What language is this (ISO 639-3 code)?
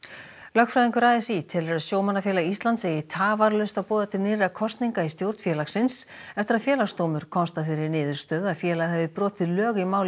isl